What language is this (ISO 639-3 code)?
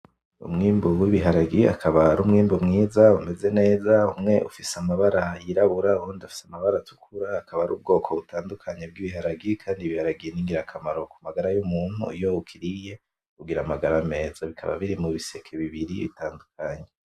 run